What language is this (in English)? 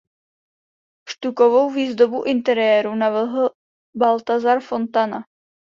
Czech